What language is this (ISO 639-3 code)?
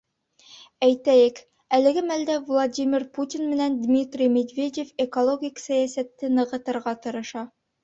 bak